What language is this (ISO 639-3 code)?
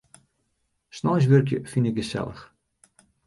fry